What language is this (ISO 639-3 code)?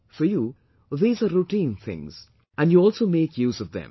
eng